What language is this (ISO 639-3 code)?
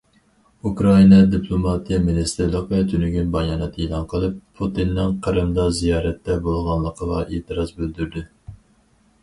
uig